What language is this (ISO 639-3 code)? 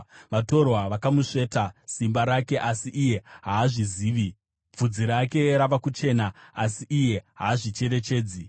sna